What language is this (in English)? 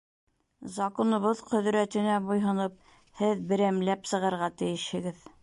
Bashkir